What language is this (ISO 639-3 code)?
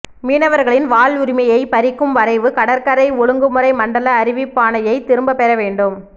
tam